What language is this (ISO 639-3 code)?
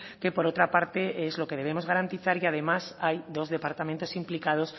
spa